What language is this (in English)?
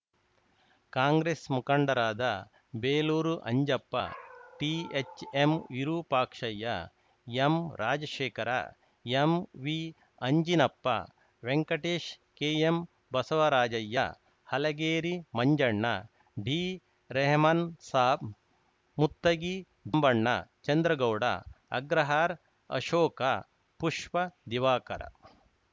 Kannada